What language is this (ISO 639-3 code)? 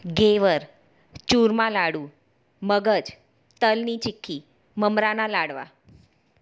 guj